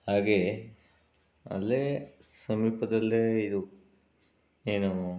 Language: Kannada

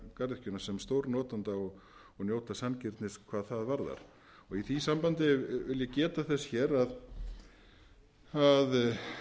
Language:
Icelandic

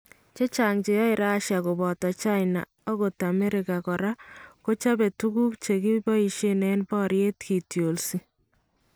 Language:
Kalenjin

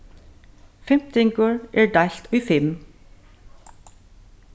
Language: Faroese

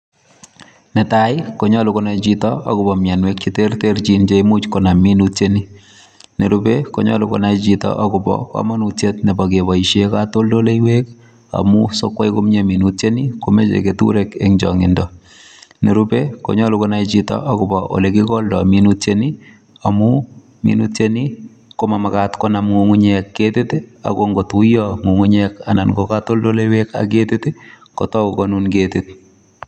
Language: Kalenjin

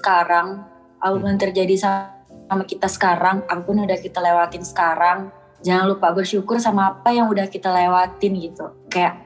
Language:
Indonesian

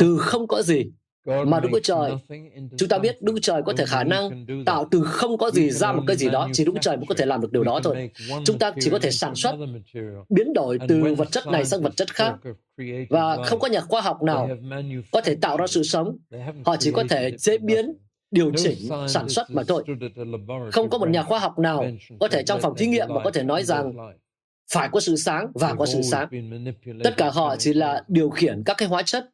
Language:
Vietnamese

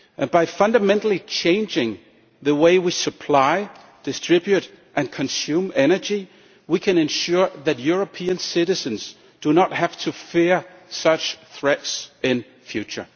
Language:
English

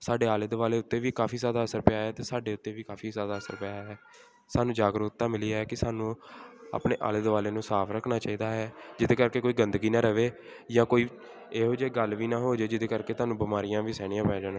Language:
Punjabi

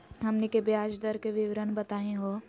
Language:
Magahi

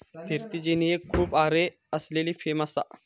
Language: Marathi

